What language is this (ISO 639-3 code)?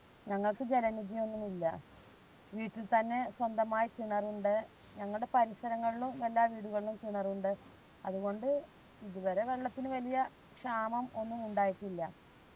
mal